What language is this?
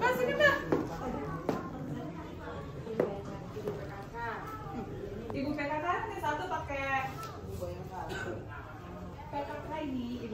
Indonesian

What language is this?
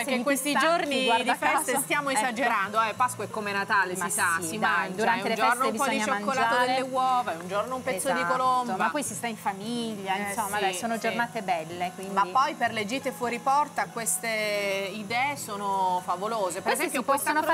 Italian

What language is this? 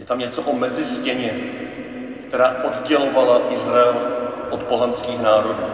Czech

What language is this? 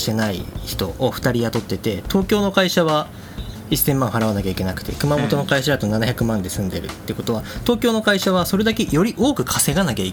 Japanese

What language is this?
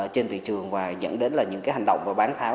Vietnamese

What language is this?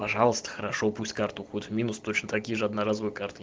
Russian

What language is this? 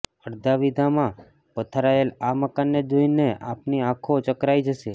Gujarati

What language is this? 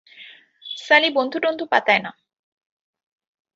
Bangla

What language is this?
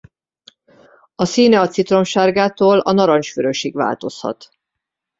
Hungarian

